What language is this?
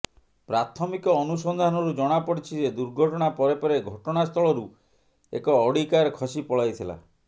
Odia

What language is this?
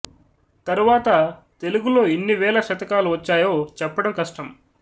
Telugu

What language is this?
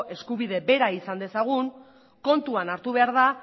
Basque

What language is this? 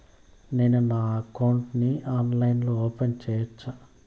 Telugu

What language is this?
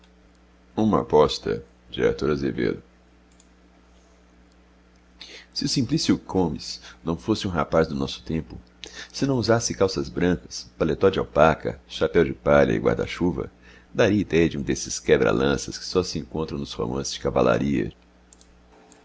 Portuguese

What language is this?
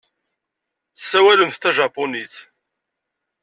Kabyle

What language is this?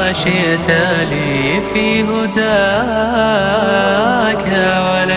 Arabic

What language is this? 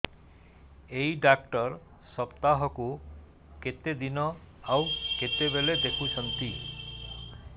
Odia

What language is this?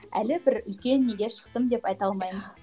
Kazakh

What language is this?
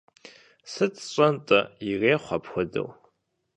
Kabardian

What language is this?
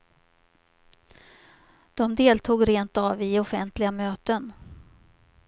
Swedish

